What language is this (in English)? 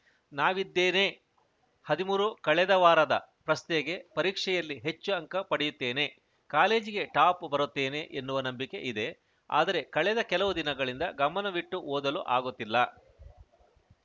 Kannada